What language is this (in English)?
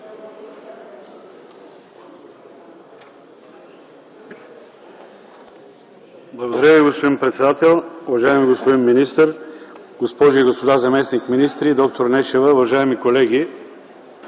Bulgarian